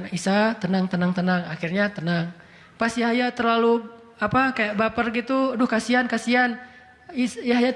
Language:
Indonesian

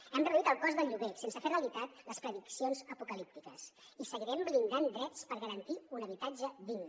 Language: Catalan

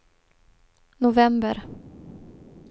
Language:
Swedish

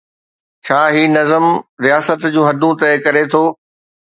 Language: Sindhi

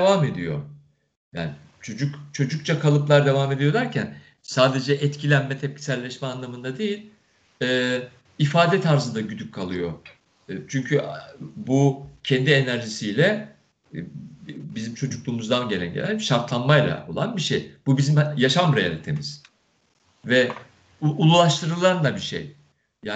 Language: Turkish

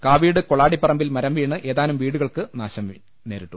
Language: Malayalam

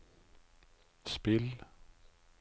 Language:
Norwegian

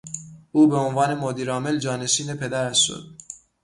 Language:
Persian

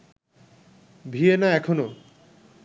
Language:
Bangla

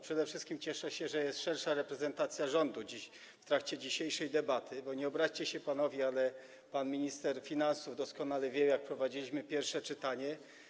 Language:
Polish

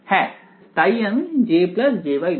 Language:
Bangla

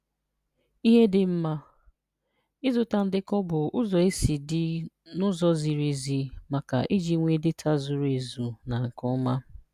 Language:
Igbo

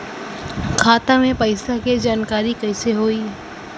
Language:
Bhojpuri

